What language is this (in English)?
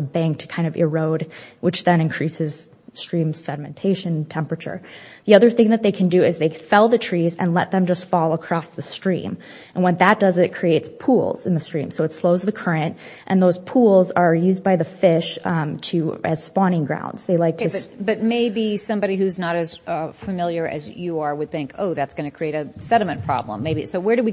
English